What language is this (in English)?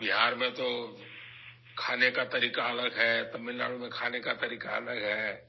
Urdu